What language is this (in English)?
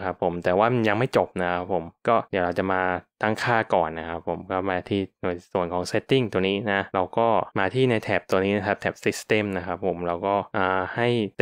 Thai